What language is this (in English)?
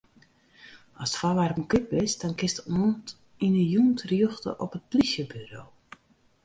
Western Frisian